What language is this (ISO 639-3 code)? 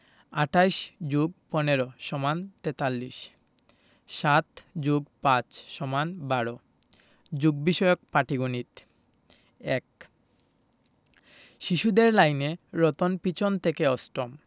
ben